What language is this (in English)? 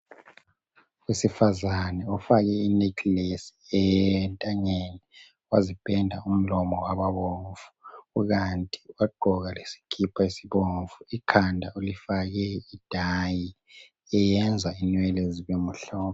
North Ndebele